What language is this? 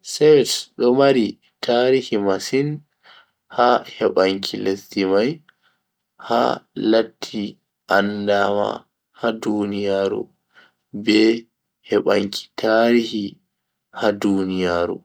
Bagirmi Fulfulde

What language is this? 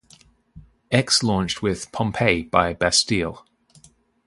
English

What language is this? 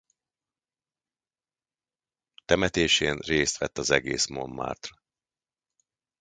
Hungarian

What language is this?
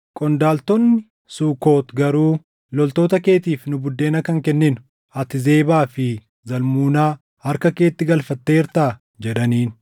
Oromo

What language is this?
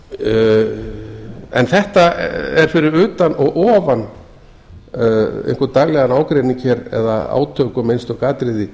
Icelandic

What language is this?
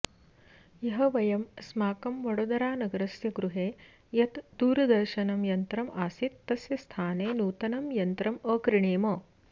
Sanskrit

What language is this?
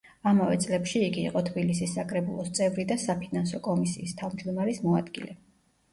Georgian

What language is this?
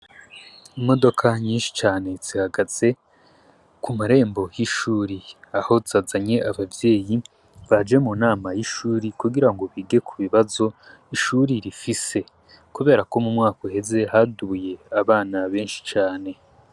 Rundi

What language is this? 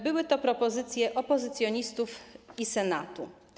Polish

